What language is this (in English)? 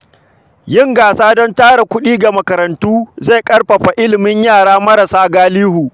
Hausa